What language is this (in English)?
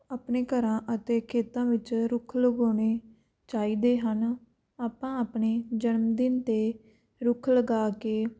Punjabi